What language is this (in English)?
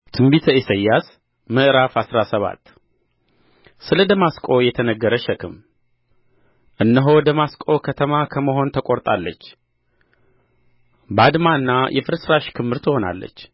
Amharic